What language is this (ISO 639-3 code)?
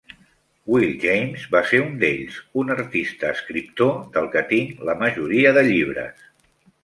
cat